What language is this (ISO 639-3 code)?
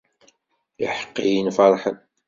kab